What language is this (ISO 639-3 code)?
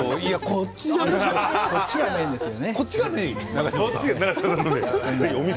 jpn